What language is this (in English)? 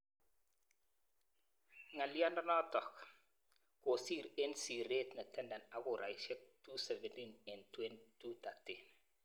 Kalenjin